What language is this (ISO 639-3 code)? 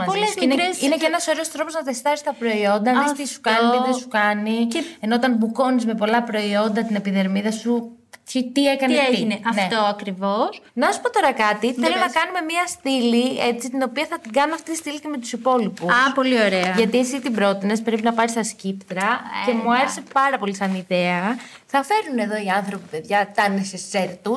ell